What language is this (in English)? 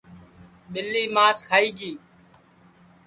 Sansi